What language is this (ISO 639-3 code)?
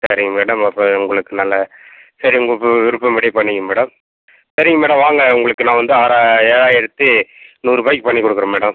tam